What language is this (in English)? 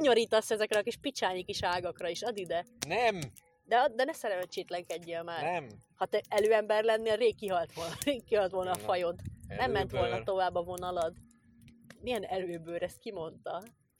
Hungarian